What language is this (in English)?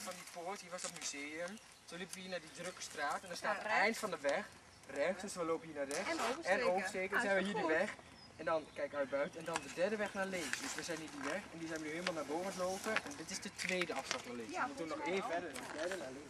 Dutch